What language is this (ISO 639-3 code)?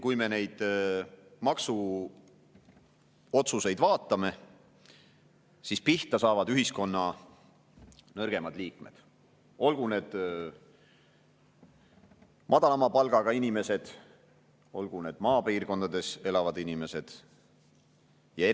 est